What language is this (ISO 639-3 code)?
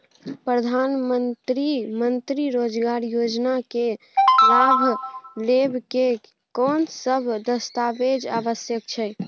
mai